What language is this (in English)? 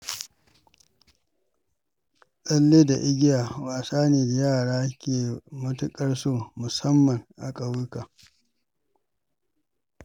Hausa